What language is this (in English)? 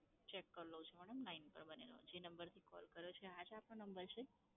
Gujarati